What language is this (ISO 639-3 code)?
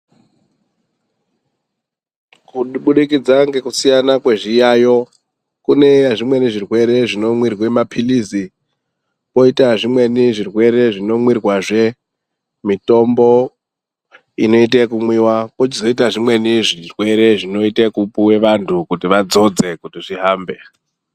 ndc